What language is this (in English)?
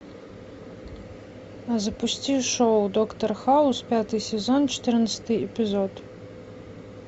Russian